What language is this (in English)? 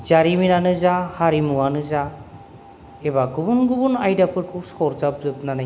Bodo